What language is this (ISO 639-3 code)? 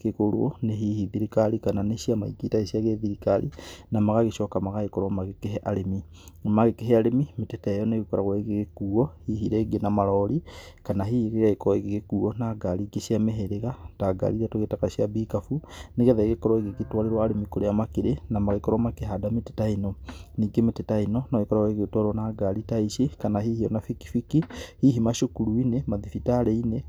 kik